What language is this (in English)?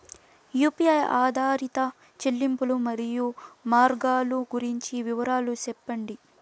Telugu